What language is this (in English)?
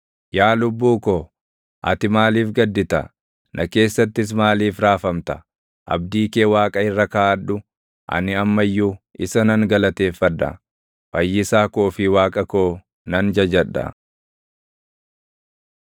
Oromo